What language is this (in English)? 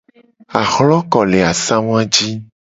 Gen